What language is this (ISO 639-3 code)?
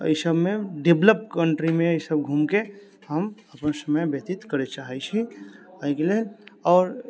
mai